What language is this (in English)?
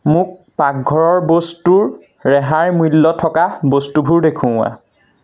Assamese